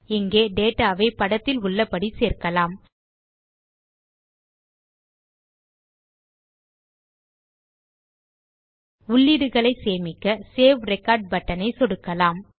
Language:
Tamil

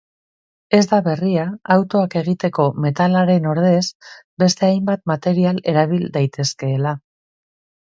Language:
Basque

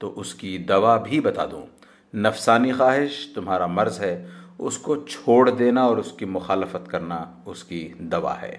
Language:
Hindi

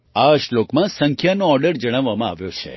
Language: Gujarati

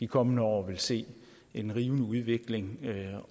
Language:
Danish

